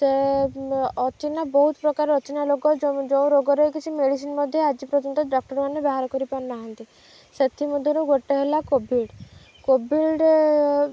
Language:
Odia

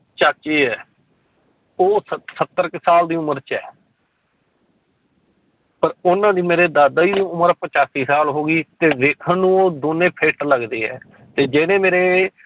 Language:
Punjabi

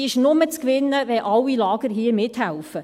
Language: Swiss German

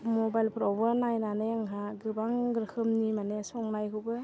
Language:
Bodo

